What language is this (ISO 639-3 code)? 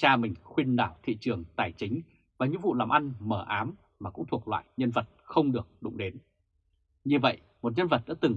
vie